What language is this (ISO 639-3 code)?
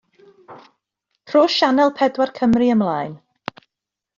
cym